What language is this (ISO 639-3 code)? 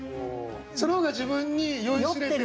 jpn